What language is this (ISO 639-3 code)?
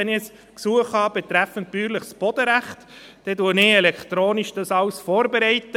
gsw